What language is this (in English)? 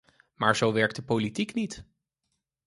Dutch